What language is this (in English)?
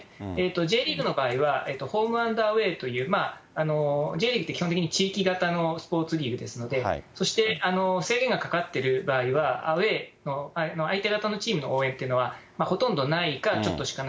Japanese